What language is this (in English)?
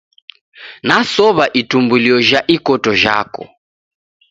Taita